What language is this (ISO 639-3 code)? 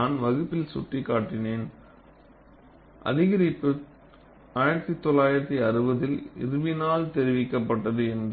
tam